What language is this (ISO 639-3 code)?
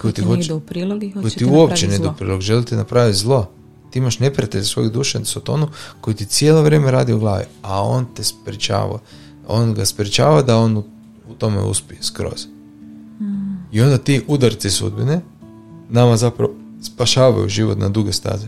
hrv